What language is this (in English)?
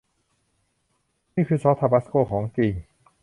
Thai